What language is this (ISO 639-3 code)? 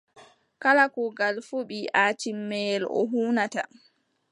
fub